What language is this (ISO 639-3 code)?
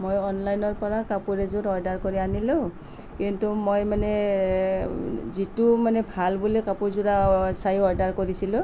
asm